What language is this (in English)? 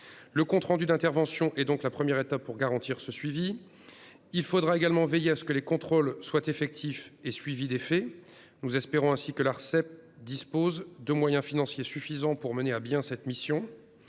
French